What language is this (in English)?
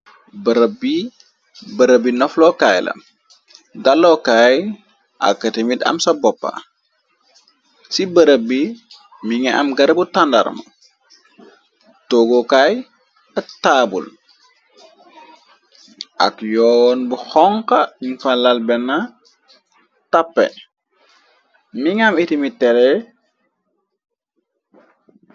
Wolof